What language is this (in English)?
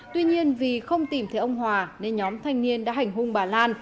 Vietnamese